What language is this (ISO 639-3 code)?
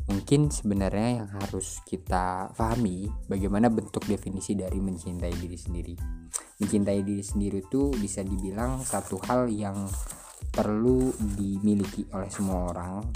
ind